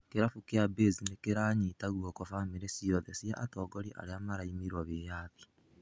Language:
Kikuyu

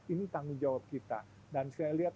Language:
Indonesian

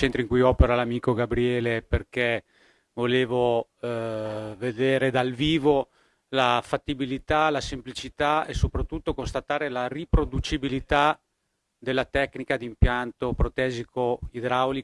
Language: Italian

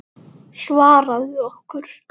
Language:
Icelandic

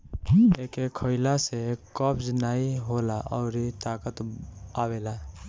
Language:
Bhojpuri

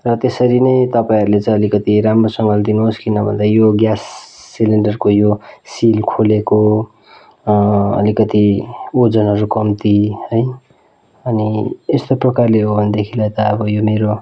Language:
Nepali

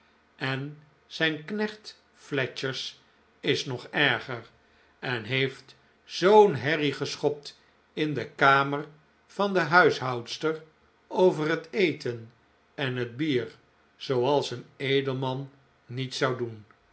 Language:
Dutch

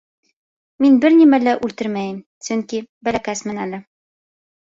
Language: Bashkir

